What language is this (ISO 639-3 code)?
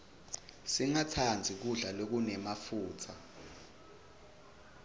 ssw